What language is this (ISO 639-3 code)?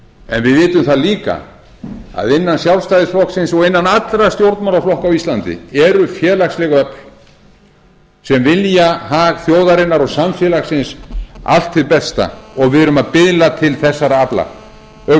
isl